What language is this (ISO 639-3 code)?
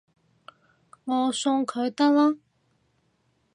yue